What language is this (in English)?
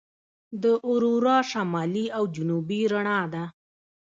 Pashto